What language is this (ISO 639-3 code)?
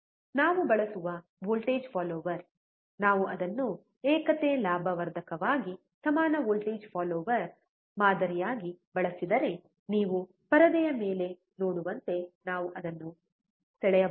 kan